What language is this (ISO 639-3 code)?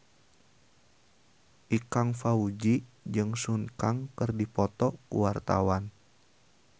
sun